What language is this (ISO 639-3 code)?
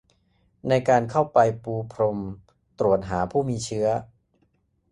tha